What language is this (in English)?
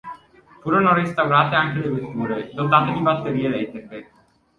Italian